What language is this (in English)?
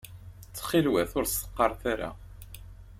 Kabyle